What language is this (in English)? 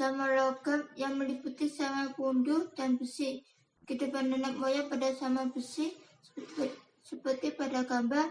Indonesian